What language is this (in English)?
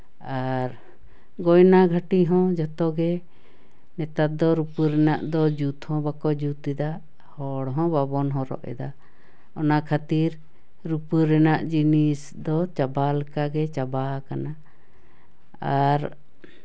Santali